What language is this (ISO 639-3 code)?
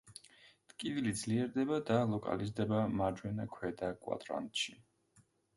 kat